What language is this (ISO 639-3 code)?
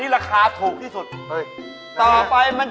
tha